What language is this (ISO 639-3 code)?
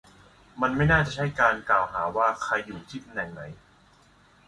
tha